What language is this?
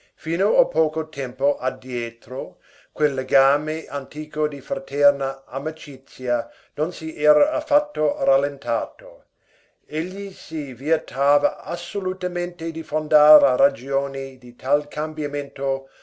Italian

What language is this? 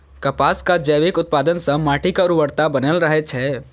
Maithili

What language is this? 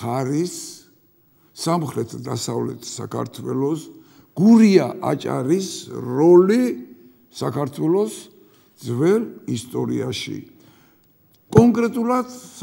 Turkish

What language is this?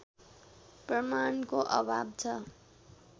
Nepali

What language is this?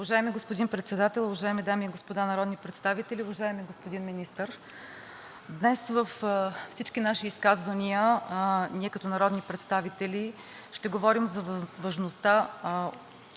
Bulgarian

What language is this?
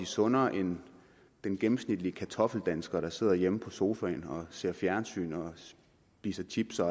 Danish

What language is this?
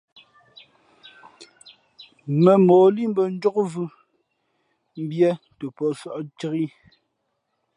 Fe'fe'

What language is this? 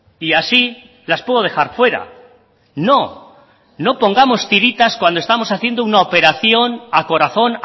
Spanish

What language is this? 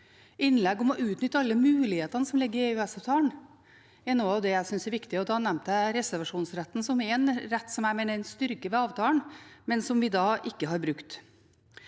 Norwegian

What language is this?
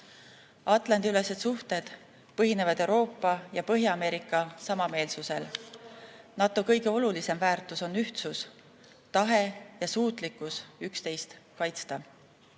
Estonian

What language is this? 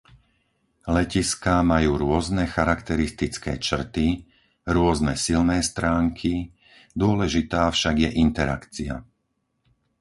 Slovak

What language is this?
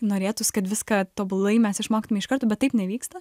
Lithuanian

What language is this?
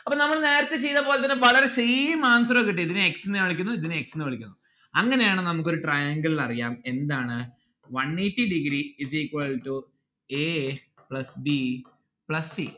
Malayalam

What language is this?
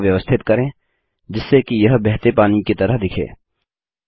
Hindi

